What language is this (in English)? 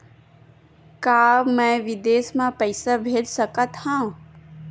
Chhattisgarhi